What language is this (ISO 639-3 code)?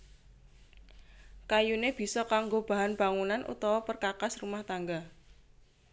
jav